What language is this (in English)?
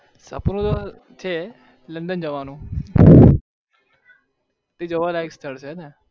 Gujarati